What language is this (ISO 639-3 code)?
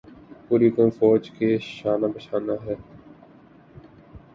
urd